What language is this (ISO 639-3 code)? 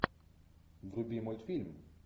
rus